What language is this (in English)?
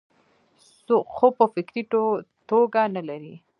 Pashto